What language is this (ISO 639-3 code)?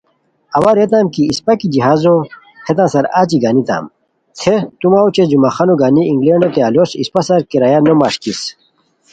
khw